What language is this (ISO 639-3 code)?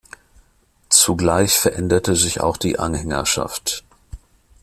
deu